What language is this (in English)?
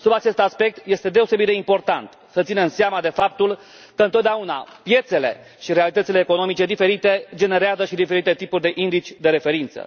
Romanian